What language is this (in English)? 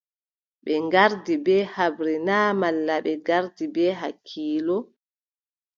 Adamawa Fulfulde